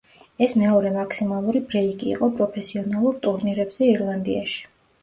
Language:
Georgian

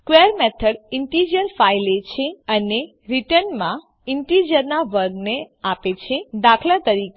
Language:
Gujarati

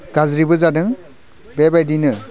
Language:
Bodo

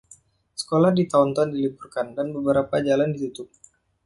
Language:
Indonesian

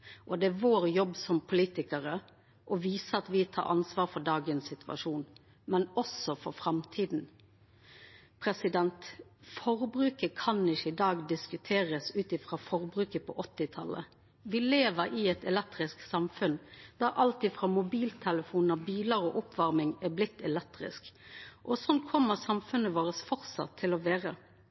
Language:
Norwegian Nynorsk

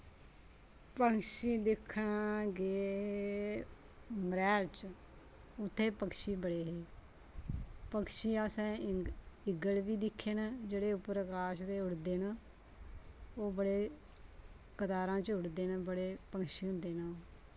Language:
Dogri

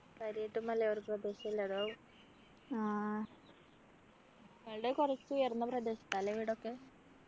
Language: Malayalam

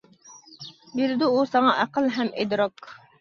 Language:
Uyghur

